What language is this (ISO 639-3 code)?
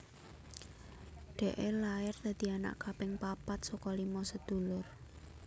jav